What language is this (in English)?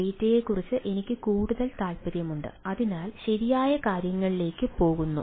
Malayalam